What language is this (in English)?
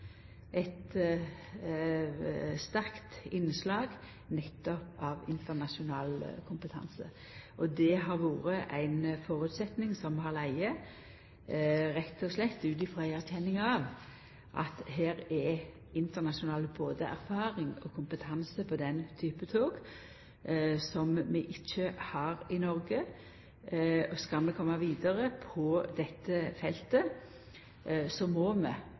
Norwegian Nynorsk